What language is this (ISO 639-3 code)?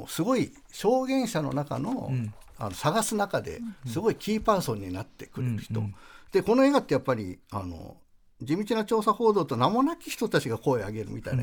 jpn